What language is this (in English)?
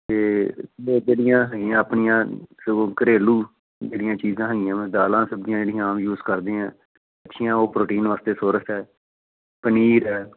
Punjabi